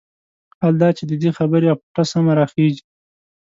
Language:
Pashto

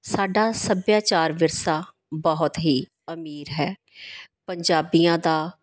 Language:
Punjabi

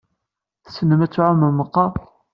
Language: Kabyle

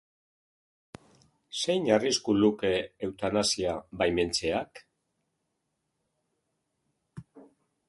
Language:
Basque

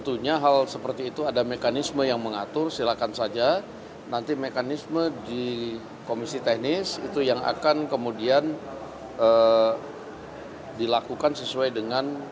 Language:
Indonesian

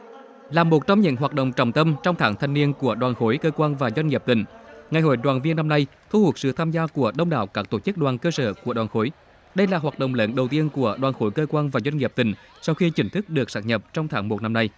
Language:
Vietnamese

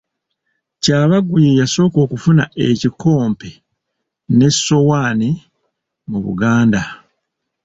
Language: Ganda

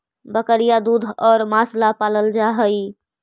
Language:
Magahi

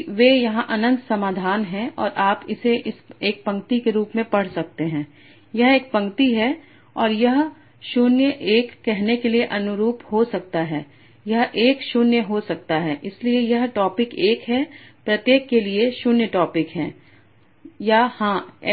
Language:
Hindi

